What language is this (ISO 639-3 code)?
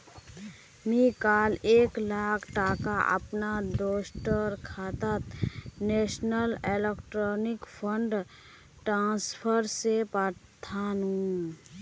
mag